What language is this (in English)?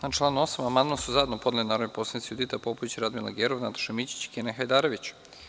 Serbian